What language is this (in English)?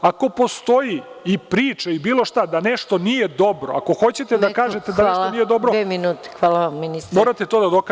Serbian